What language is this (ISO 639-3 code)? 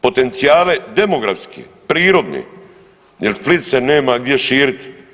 hrv